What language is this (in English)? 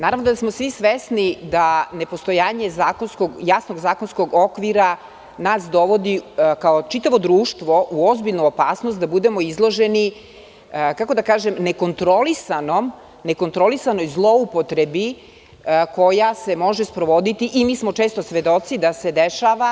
Serbian